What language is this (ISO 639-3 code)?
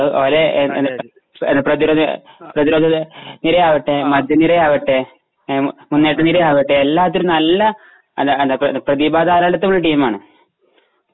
mal